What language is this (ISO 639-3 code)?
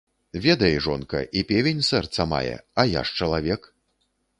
bel